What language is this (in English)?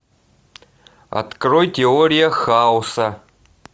Russian